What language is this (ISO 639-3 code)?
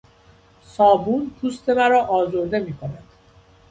fas